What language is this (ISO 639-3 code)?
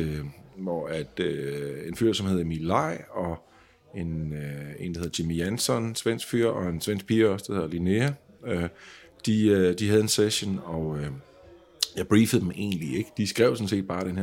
dan